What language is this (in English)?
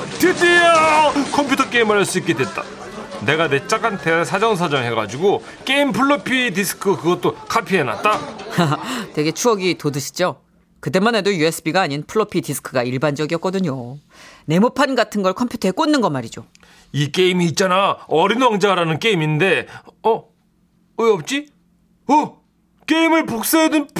Korean